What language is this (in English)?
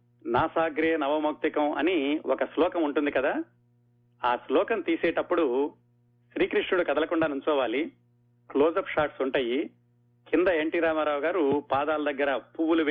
Telugu